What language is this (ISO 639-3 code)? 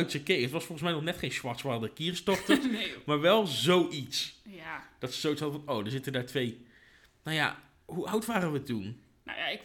nld